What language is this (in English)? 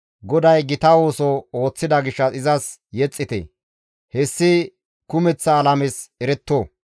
Gamo